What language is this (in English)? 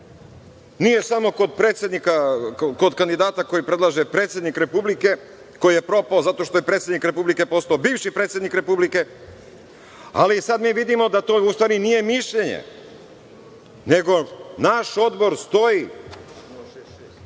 Serbian